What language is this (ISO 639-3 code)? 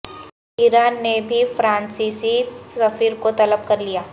urd